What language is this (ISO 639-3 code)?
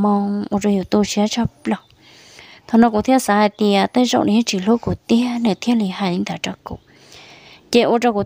vie